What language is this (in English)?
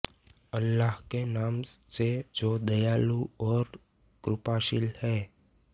Hindi